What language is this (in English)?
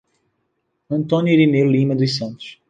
Portuguese